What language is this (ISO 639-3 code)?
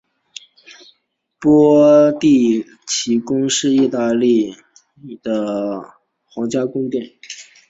zho